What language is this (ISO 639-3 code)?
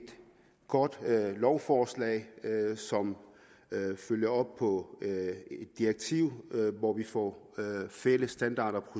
dan